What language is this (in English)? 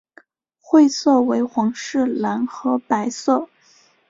Chinese